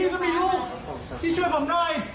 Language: Thai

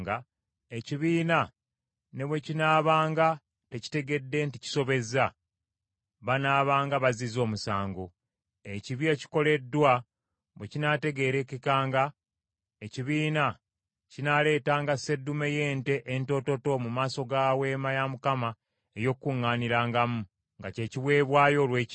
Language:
Ganda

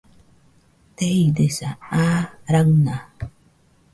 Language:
Nüpode Huitoto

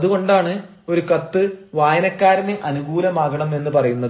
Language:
Malayalam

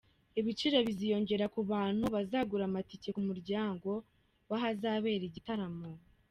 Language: Kinyarwanda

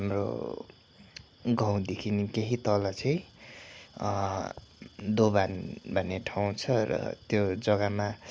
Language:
Nepali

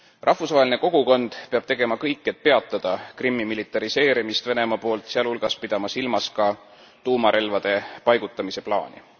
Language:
Estonian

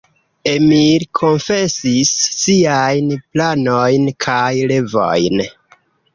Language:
Esperanto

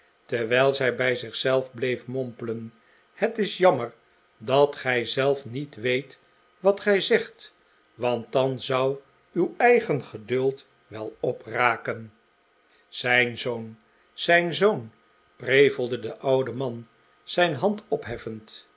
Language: Dutch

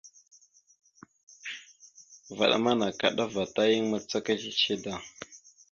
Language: Mada (Cameroon)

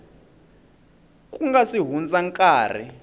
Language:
Tsonga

